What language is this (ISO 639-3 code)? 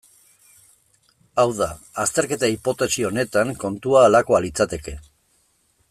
eus